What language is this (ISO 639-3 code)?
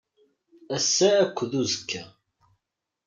kab